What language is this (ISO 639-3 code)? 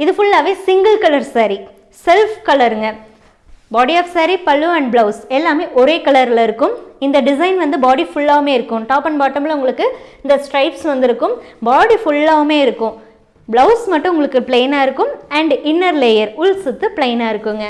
tam